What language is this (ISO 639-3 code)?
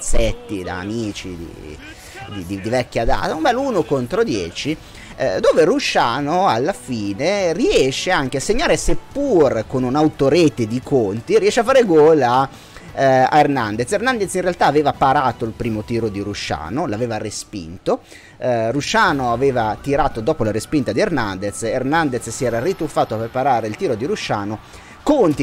ita